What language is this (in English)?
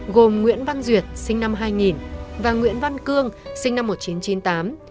Vietnamese